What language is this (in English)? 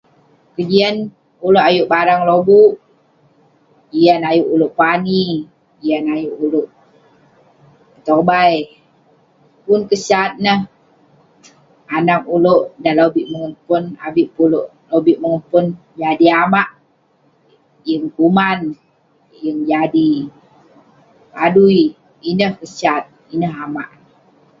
Western Penan